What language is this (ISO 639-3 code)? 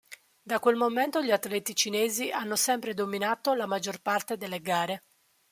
ita